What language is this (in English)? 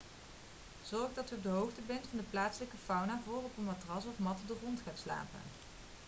Dutch